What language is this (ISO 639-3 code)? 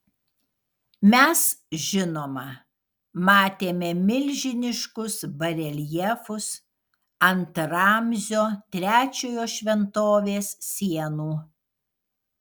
lit